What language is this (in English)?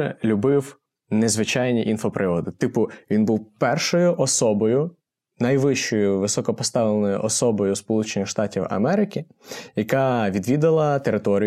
Ukrainian